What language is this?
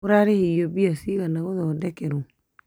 Kikuyu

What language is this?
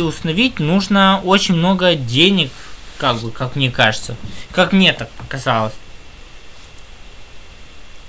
Russian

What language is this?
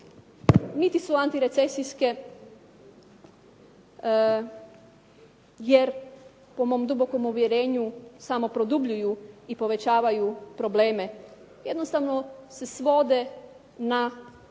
Croatian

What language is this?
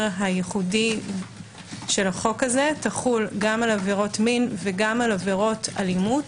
Hebrew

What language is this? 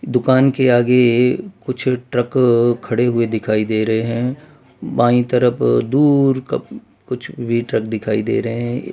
Hindi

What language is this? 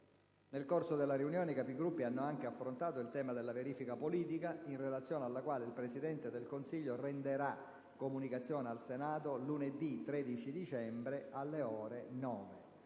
Italian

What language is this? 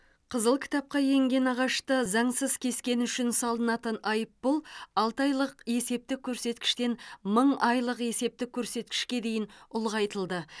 Kazakh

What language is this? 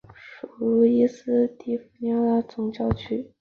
Chinese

